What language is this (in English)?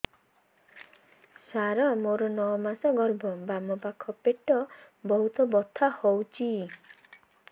Odia